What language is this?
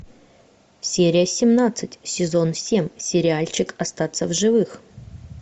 Russian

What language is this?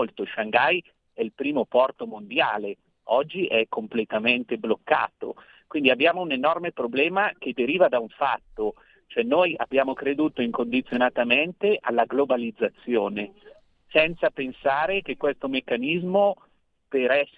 Italian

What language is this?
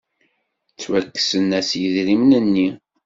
Kabyle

